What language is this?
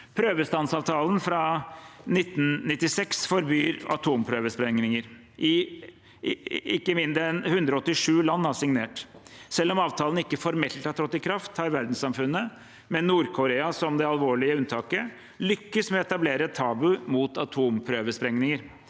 Norwegian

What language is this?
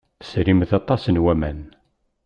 Kabyle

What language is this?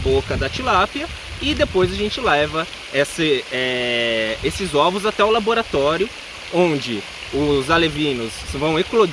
Portuguese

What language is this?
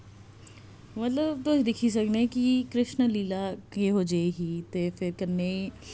Dogri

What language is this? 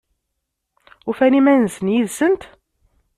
Kabyle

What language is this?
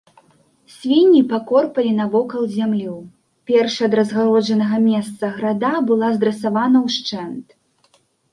Belarusian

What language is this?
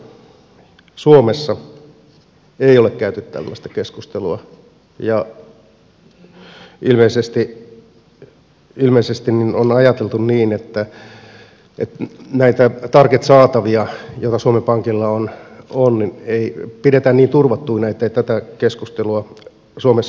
Finnish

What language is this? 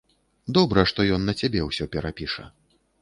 Belarusian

